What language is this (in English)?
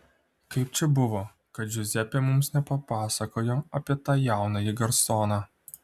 Lithuanian